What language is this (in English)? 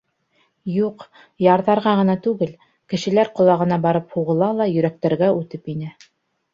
Bashkir